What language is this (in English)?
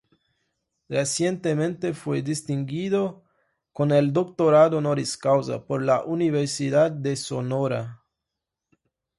Spanish